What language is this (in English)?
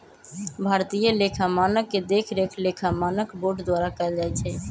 Magahi